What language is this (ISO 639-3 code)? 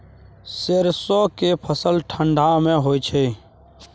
mai